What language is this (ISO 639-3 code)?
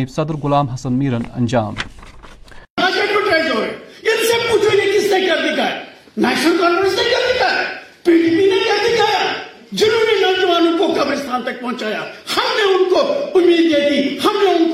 urd